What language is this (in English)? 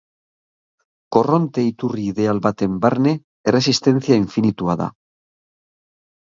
Basque